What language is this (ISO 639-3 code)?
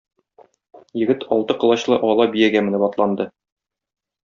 tat